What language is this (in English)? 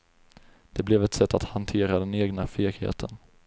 Swedish